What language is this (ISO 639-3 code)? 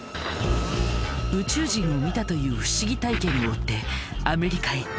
jpn